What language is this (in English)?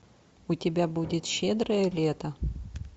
Russian